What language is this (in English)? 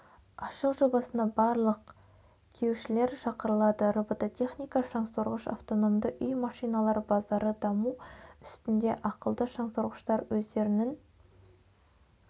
Kazakh